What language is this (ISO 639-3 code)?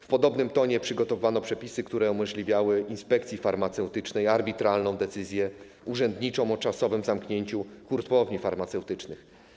pol